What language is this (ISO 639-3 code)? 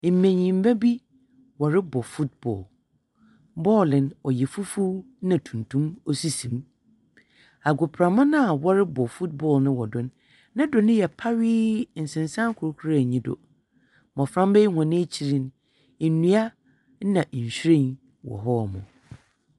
aka